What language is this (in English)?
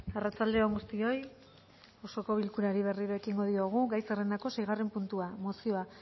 Basque